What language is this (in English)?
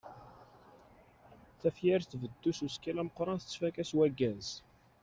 Kabyle